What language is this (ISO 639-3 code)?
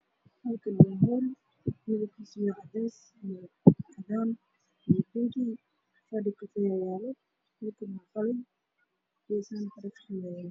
som